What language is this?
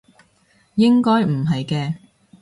Cantonese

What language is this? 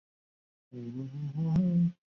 Chinese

